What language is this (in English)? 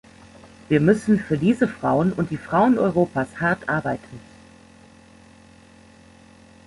German